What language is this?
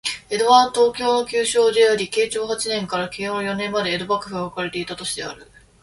Japanese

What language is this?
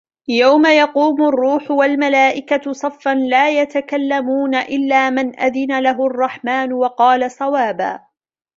Arabic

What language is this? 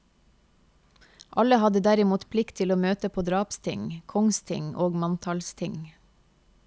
Norwegian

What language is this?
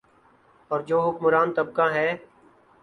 Urdu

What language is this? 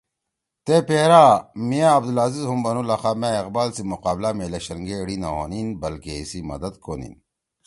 Torwali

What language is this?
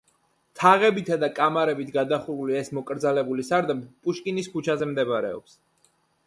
Georgian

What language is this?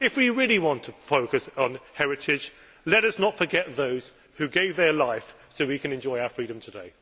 English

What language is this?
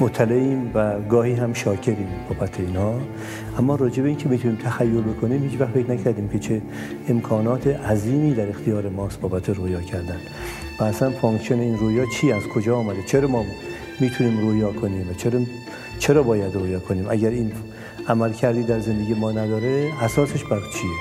Persian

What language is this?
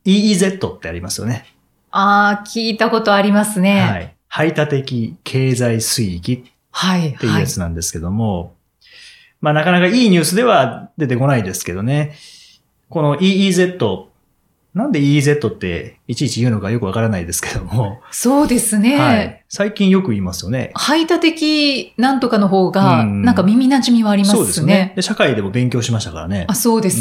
Japanese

